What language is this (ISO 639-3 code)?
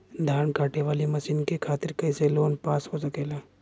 bho